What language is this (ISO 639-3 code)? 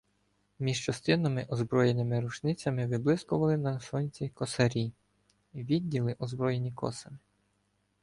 ukr